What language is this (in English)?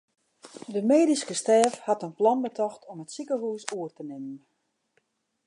Western Frisian